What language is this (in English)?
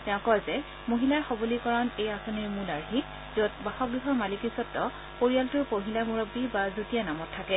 Assamese